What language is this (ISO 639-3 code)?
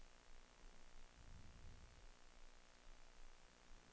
dan